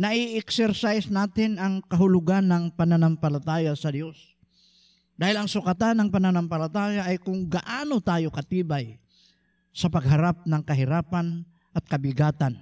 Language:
Filipino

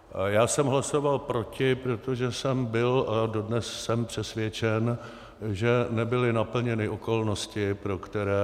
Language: Czech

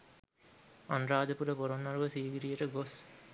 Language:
Sinhala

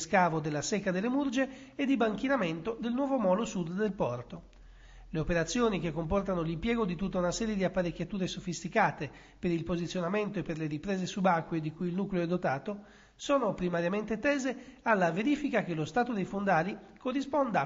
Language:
Italian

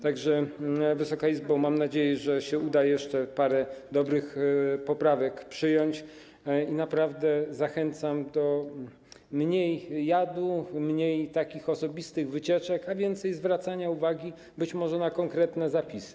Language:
Polish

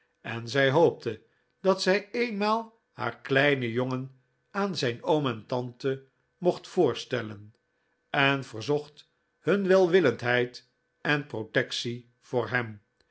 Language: Dutch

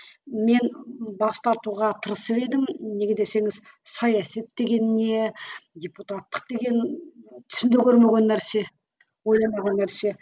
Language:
Kazakh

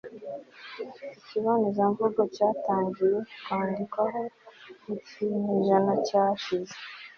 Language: Kinyarwanda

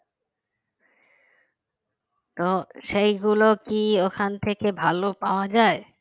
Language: Bangla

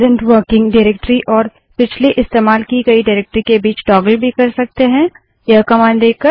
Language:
Hindi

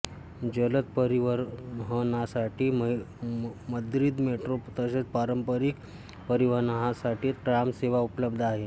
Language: Marathi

